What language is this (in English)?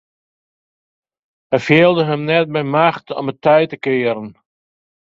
Western Frisian